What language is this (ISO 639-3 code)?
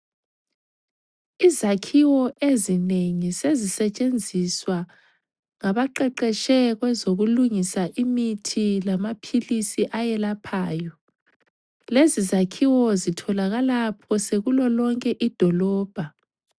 nde